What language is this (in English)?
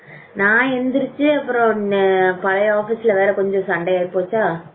Tamil